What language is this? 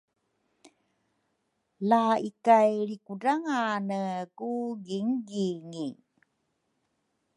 Rukai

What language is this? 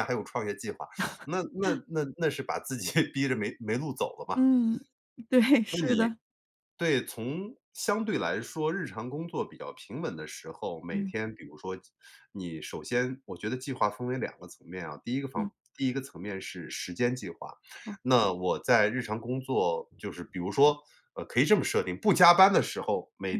Chinese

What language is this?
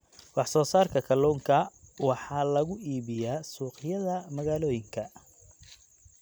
Somali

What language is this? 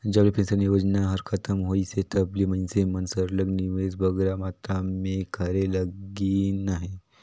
Chhattisgarhi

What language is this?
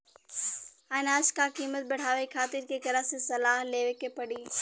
Bhojpuri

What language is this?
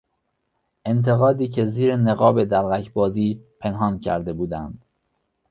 Persian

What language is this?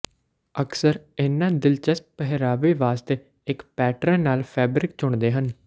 Punjabi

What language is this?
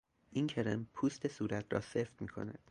Persian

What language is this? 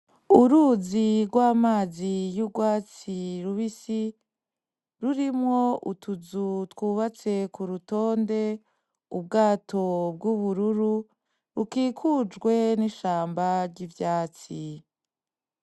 Rundi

